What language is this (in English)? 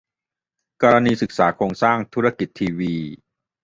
Thai